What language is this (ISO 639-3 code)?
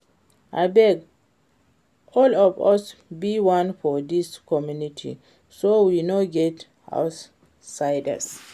pcm